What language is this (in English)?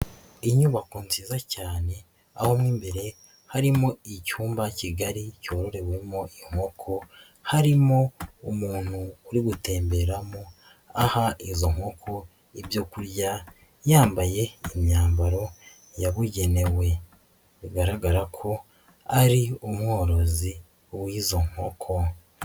Kinyarwanda